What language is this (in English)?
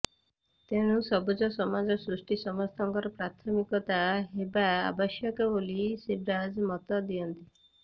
Odia